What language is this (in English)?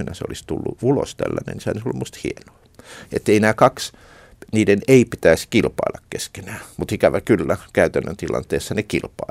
Finnish